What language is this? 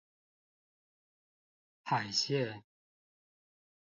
Chinese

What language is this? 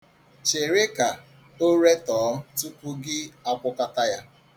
Igbo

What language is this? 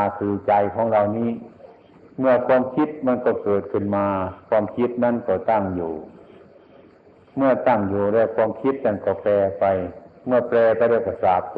Thai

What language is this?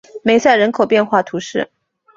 Chinese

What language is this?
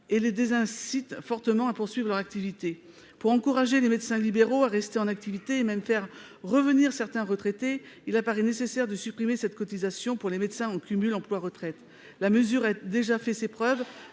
French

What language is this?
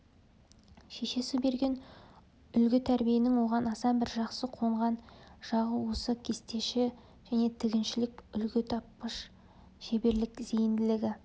Kazakh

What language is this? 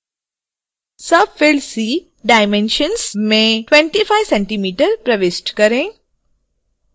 Hindi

